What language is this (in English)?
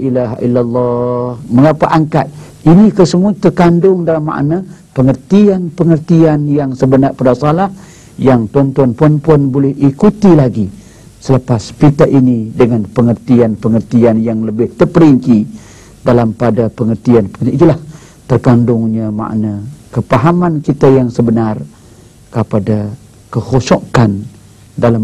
Malay